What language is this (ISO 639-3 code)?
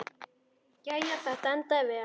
isl